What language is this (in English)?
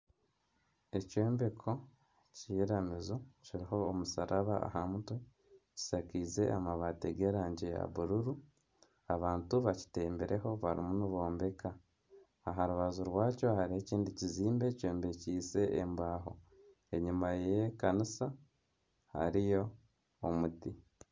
Nyankole